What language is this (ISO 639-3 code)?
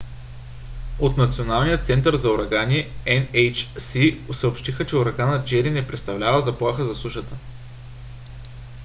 bul